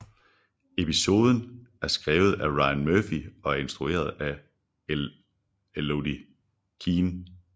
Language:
Danish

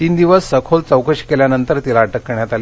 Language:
Marathi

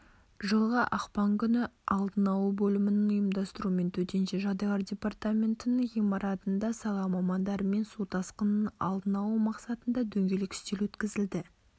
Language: Kazakh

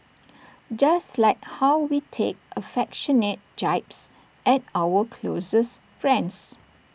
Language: English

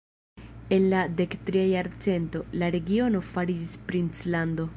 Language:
Esperanto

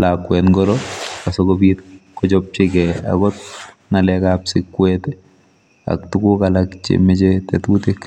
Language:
Kalenjin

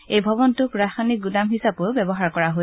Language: Assamese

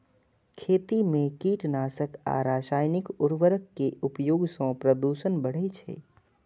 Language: Maithili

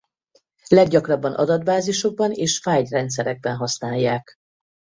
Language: Hungarian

